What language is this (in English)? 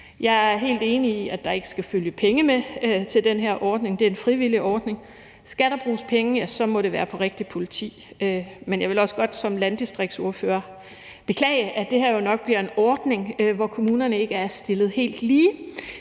Danish